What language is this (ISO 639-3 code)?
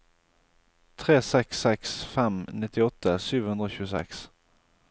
nor